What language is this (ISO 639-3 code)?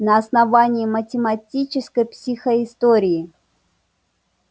rus